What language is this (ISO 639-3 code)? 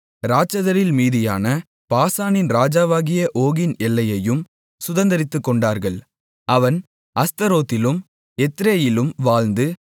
tam